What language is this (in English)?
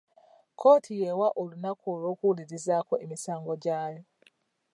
Ganda